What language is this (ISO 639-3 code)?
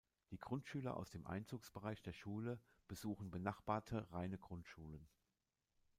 deu